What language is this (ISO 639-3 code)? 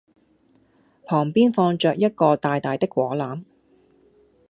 yue